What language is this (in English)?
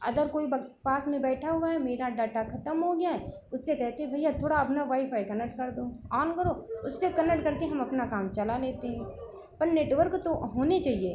Hindi